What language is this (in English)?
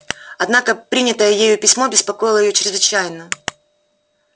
Russian